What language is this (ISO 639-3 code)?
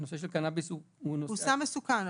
heb